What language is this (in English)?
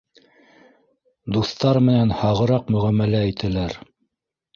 Bashkir